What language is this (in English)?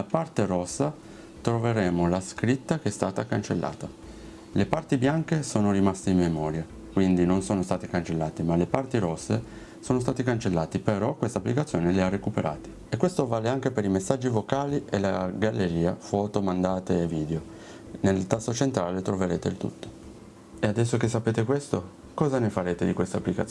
Italian